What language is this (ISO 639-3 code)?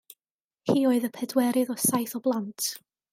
cym